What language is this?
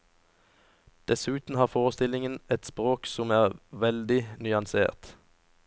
Norwegian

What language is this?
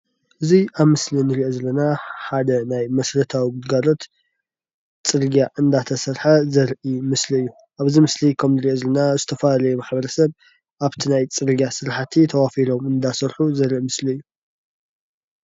Tigrinya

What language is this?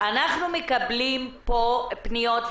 Hebrew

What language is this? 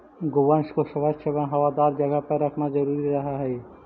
Magahi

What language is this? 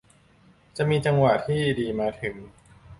Thai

